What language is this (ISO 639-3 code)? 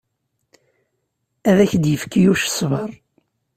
kab